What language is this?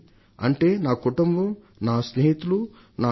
Telugu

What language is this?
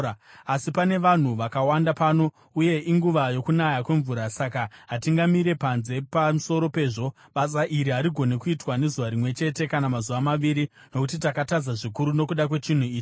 Shona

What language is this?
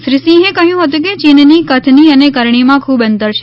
Gujarati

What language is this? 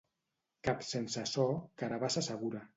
Catalan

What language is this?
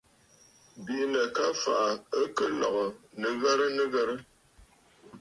Bafut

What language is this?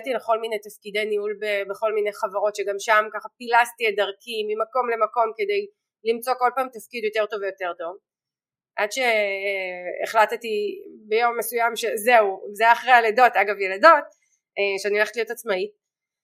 Hebrew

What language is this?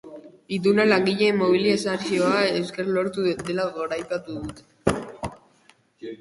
Basque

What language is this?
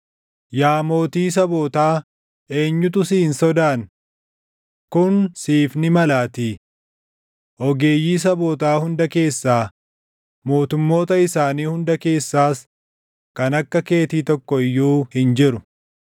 Oromo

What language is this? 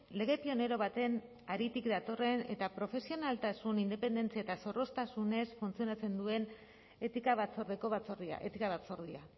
Basque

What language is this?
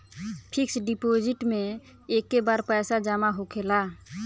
Bhojpuri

